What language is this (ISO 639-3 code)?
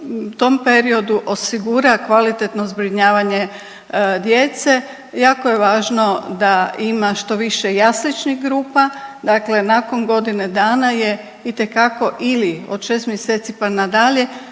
hrv